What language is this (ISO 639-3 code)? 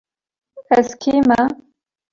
kur